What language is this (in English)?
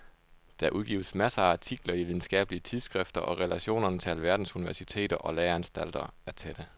Danish